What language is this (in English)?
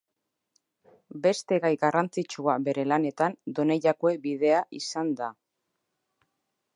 Basque